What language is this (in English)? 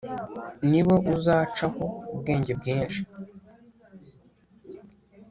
Kinyarwanda